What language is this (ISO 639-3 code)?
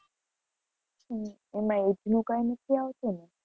guj